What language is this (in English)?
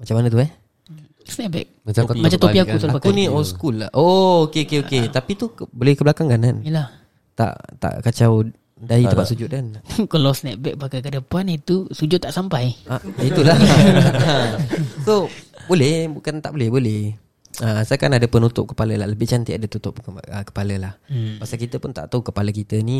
Malay